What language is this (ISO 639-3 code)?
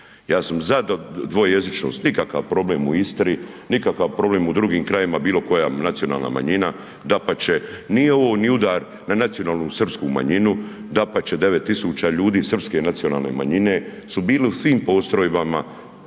hrv